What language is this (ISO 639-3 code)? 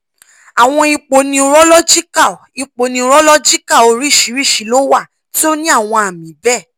yor